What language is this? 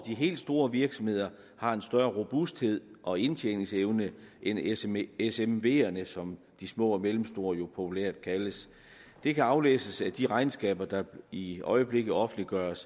Danish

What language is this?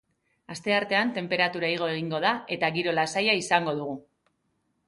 Basque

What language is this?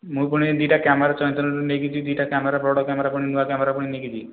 Odia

